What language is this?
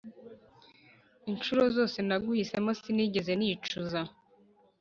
Kinyarwanda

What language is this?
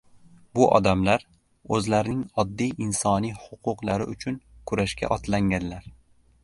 Uzbek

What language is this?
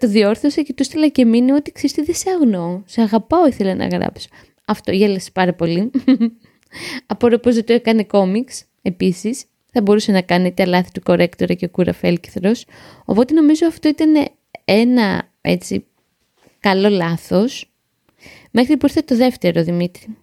Greek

